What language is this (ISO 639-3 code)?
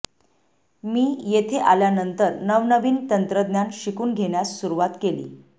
mar